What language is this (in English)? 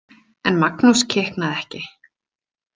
Icelandic